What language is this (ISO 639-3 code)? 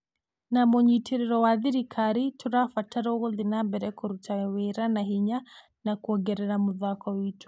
kik